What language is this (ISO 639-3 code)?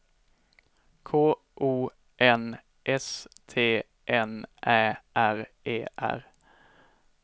swe